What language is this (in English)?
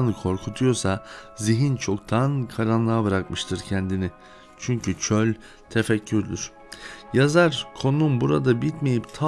Turkish